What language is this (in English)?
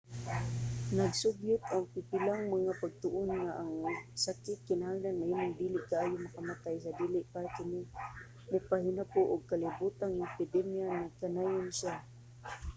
Cebuano